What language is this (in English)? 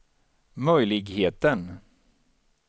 Swedish